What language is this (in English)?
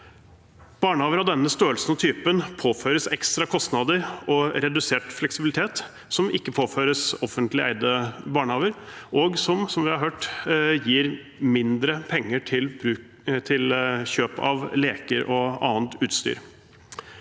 Norwegian